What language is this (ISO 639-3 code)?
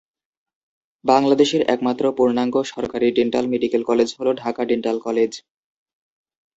ben